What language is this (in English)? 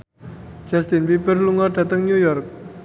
Javanese